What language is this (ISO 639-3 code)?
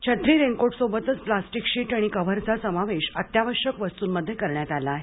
mar